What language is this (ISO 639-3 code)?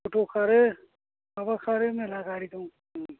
brx